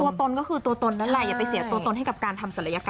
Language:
Thai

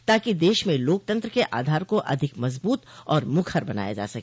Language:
Hindi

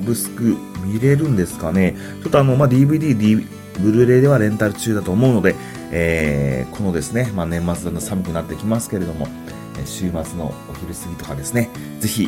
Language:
Japanese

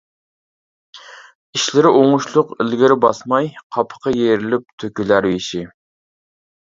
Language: Uyghur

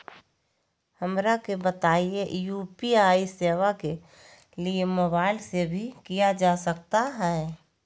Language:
Magahi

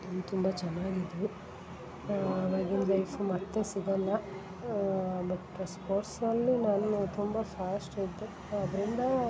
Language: Kannada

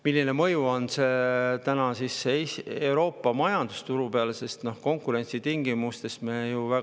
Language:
Estonian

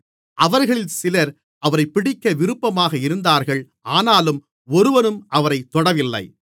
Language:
Tamil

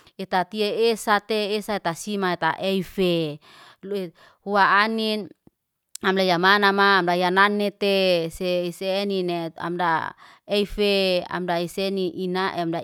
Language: Liana-Seti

